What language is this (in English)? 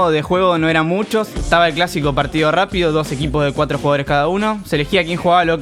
Spanish